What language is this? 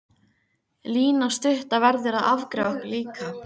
Icelandic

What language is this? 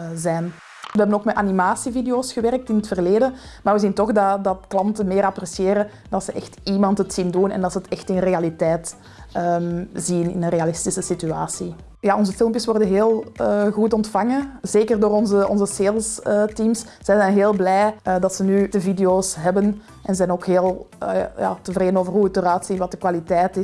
Dutch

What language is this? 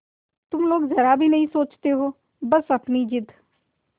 Hindi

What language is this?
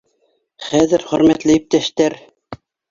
Bashkir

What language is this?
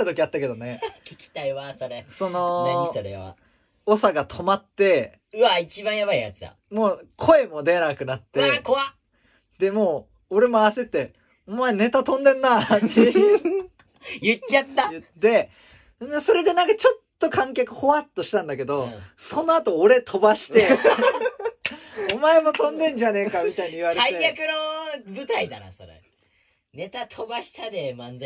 Japanese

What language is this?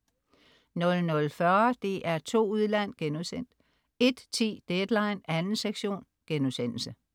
Danish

